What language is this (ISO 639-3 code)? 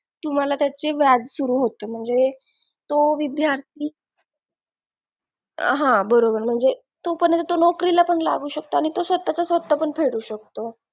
mar